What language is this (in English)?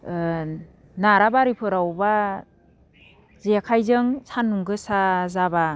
Bodo